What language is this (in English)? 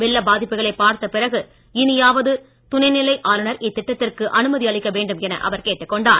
Tamil